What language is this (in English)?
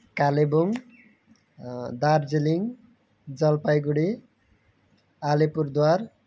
Nepali